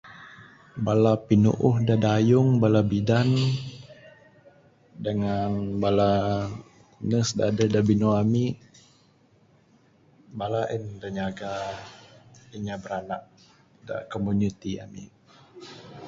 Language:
Bukar-Sadung Bidayuh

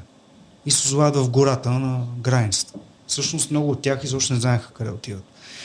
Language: Bulgarian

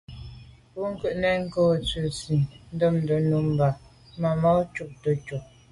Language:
Medumba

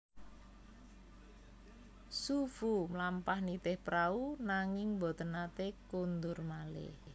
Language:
Javanese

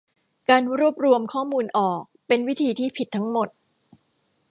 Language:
Thai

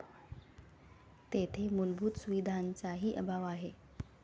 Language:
Marathi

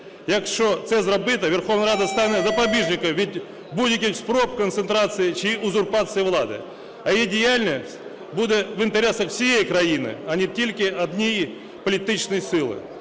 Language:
Ukrainian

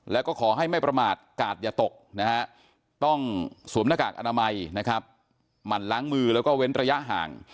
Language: Thai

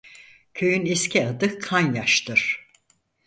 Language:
Turkish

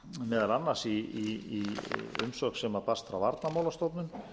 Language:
Icelandic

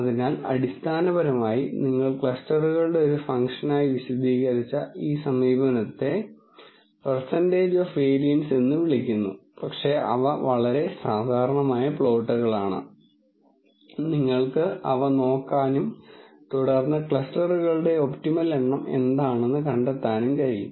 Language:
Malayalam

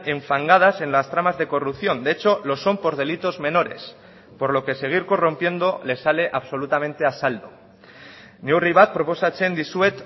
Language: Spanish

